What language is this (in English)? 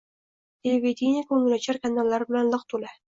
Uzbek